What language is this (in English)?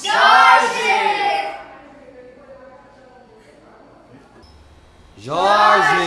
Portuguese